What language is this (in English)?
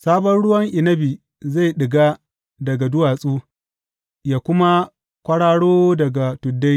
Hausa